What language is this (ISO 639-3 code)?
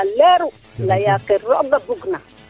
srr